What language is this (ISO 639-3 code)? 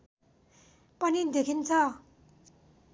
nep